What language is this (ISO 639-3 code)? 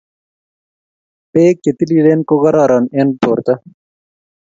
kln